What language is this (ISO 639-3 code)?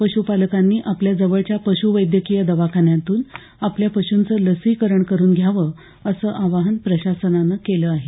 mar